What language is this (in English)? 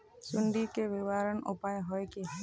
Magahi